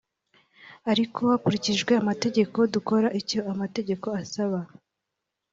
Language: Kinyarwanda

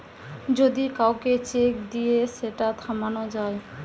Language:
Bangla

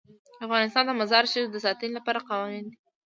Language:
Pashto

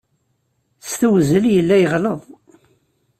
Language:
Kabyle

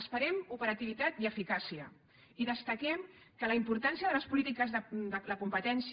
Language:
Catalan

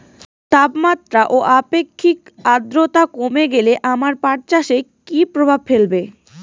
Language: Bangla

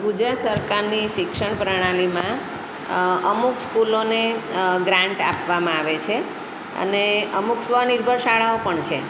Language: Gujarati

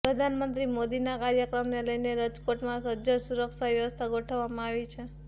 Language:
Gujarati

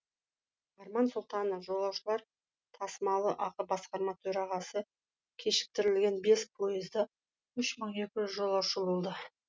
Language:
Kazakh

